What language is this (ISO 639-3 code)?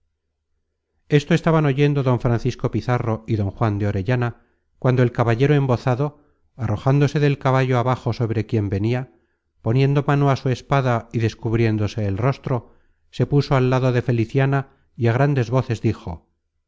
spa